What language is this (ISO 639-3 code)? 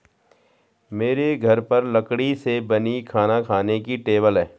hin